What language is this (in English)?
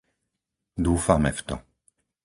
Slovak